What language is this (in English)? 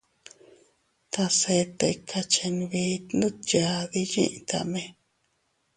Teutila Cuicatec